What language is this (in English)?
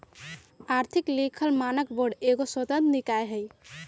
Magahi